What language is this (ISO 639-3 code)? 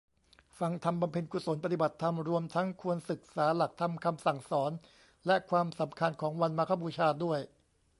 tha